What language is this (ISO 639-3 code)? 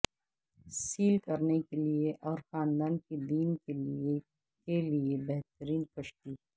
urd